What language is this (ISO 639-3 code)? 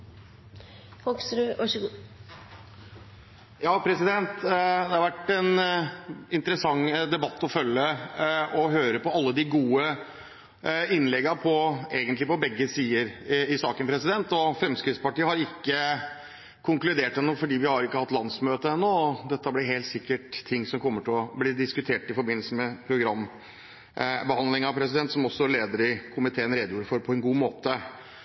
nor